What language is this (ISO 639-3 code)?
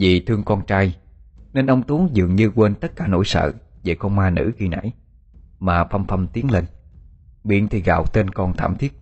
vie